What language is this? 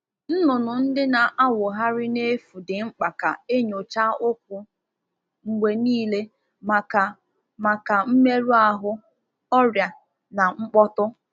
Igbo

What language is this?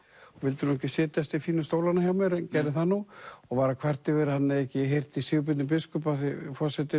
Icelandic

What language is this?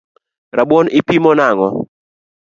Luo (Kenya and Tanzania)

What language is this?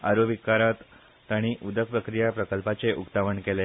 Konkani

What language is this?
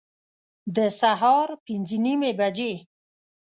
Pashto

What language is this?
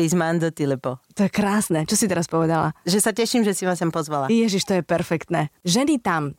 Slovak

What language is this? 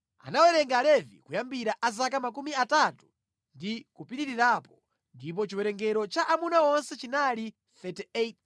Nyanja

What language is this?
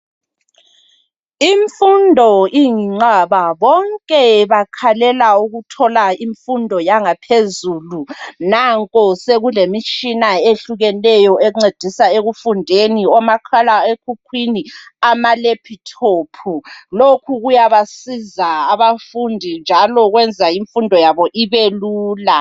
North Ndebele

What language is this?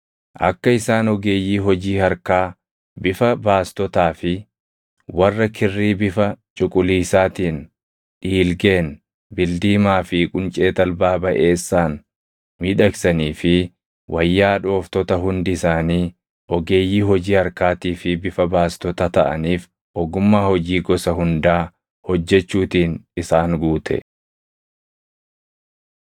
Oromo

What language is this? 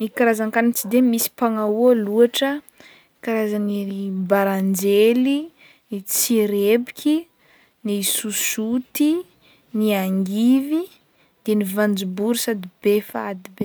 Northern Betsimisaraka Malagasy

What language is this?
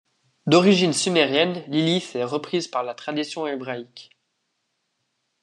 French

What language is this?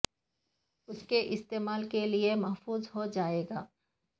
Urdu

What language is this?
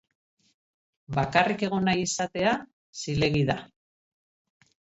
Basque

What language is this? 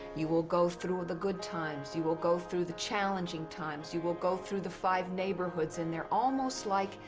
English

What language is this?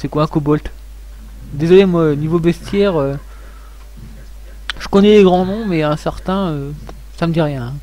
French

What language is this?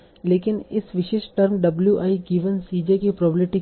Hindi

